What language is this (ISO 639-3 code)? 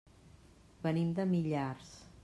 cat